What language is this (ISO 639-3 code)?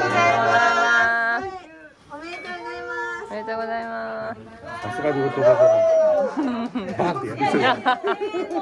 jpn